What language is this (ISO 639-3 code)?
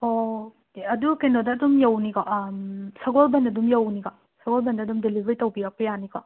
mni